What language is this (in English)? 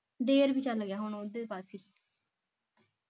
Punjabi